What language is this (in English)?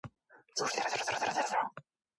Korean